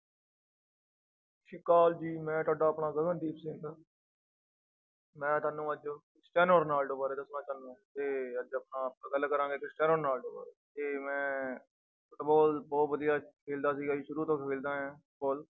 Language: Punjabi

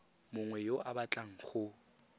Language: Tswana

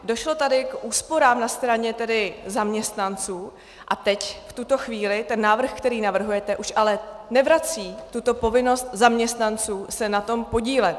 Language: Czech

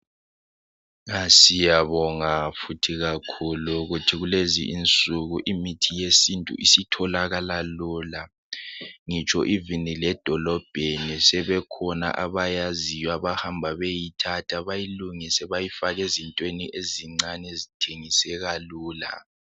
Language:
North Ndebele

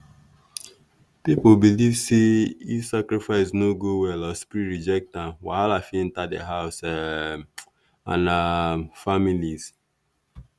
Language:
Nigerian Pidgin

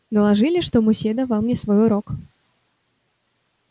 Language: Russian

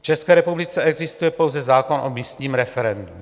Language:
Czech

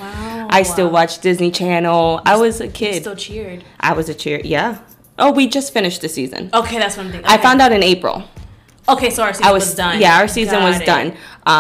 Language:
English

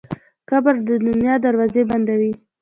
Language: Pashto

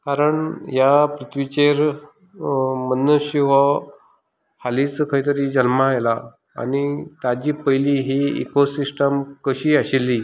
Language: Konkani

